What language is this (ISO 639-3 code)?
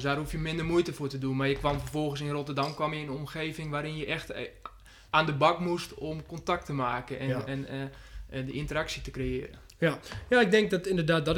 nld